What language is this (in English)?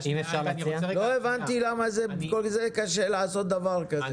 Hebrew